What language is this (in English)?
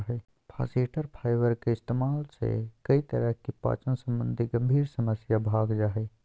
Magahi